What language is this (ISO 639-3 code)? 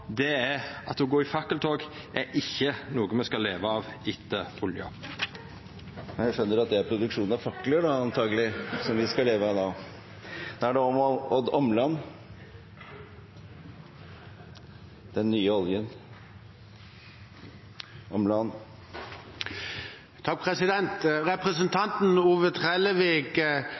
nor